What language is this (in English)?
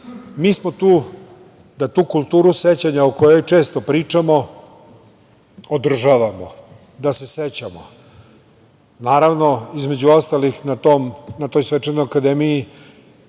Serbian